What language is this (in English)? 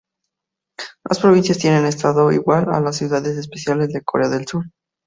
Spanish